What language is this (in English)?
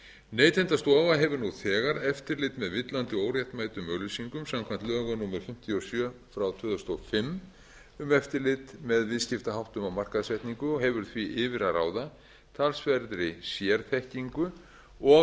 Icelandic